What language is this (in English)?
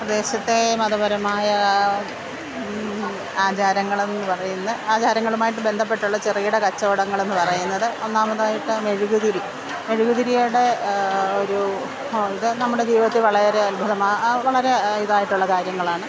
Malayalam